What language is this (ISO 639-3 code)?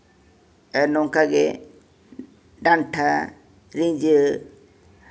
sat